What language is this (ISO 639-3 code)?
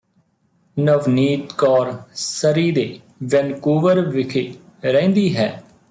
pan